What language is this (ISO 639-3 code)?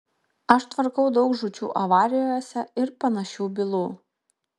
lit